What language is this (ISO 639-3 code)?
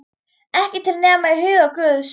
isl